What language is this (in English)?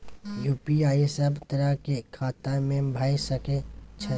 Maithili